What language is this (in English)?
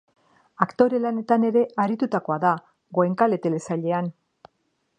Basque